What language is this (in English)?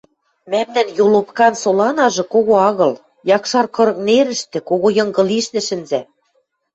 Western Mari